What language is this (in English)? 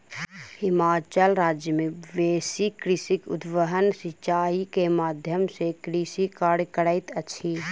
Maithili